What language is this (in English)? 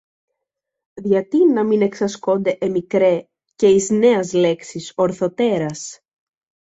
Greek